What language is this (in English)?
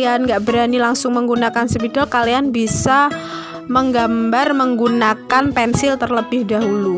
Indonesian